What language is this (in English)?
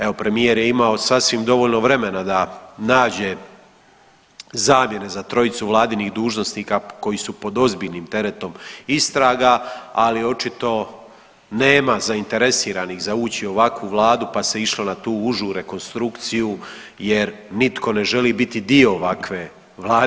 Croatian